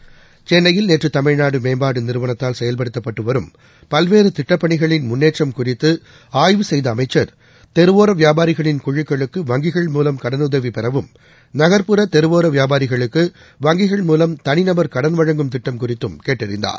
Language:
Tamil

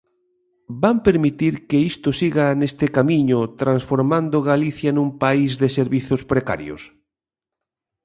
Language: Galician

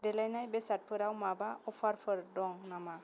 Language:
Bodo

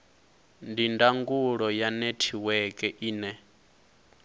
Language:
Venda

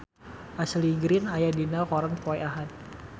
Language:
Sundanese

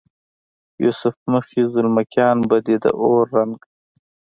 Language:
Pashto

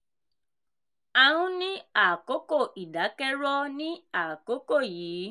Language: Yoruba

